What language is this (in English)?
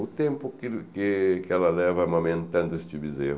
Portuguese